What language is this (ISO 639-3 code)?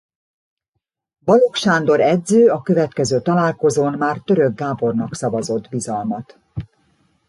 hun